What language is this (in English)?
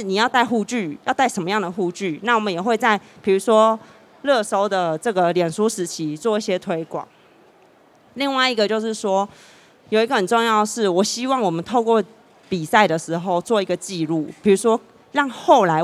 Chinese